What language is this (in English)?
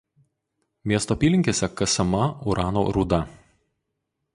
Lithuanian